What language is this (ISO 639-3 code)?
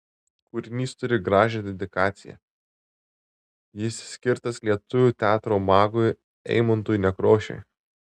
lit